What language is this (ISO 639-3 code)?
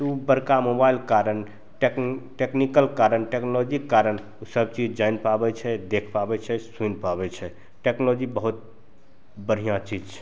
mai